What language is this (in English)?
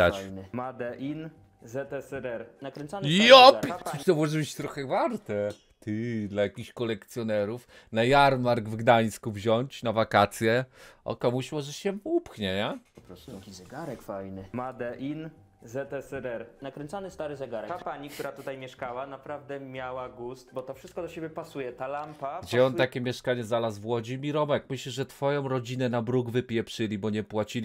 Polish